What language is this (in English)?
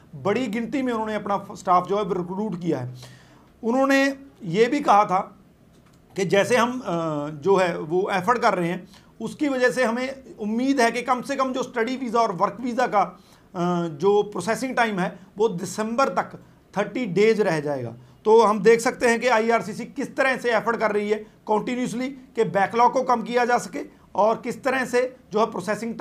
Hindi